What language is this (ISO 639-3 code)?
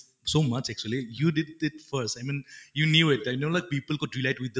asm